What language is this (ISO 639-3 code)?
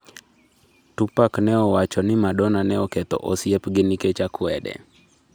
luo